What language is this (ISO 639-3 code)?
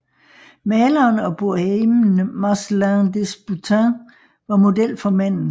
dan